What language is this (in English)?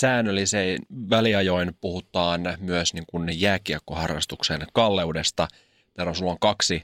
Finnish